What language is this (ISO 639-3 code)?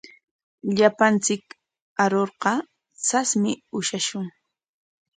qwa